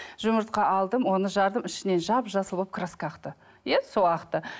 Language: Kazakh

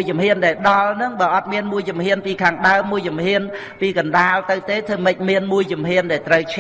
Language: Vietnamese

